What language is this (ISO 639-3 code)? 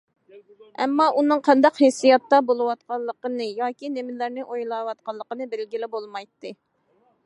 uig